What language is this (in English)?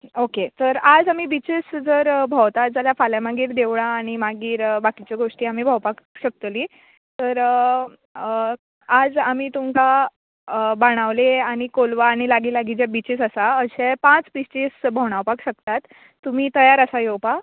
Konkani